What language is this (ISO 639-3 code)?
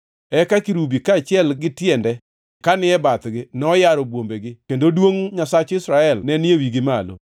luo